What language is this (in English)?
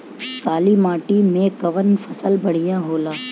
Bhojpuri